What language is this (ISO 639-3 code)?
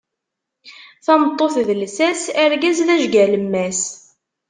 kab